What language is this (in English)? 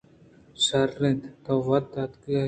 Eastern Balochi